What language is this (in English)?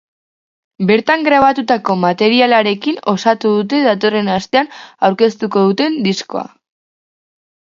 Basque